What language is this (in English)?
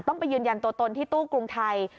Thai